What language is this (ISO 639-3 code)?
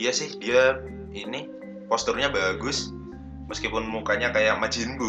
ind